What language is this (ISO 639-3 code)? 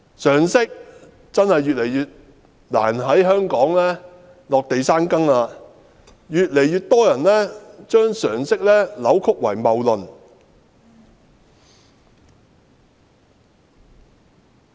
yue